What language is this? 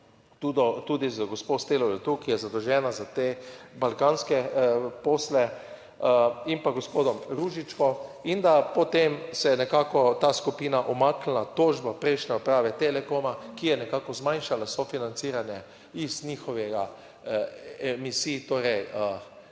Slovenian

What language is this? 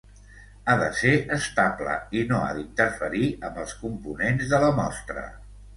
Catalan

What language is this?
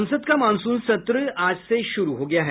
Hindi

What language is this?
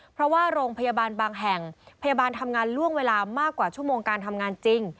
Thai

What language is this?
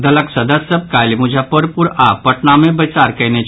Maithili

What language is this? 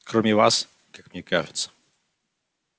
Russian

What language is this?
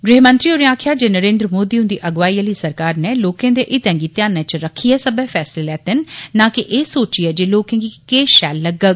Dogri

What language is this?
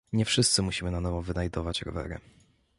Polish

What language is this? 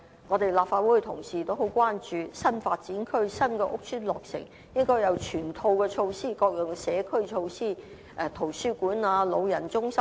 Cantonese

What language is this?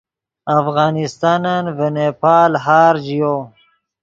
Yidgha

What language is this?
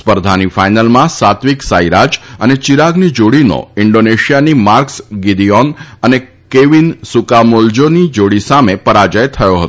Gujarati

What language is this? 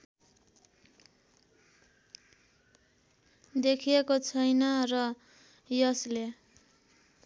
Nepali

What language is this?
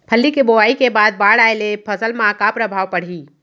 Chhattisgarhi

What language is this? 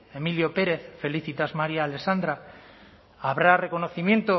Basque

